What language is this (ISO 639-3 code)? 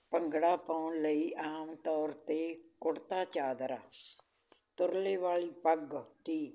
pan